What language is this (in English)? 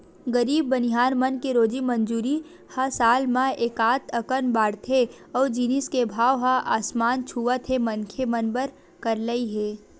Chhattisgarhi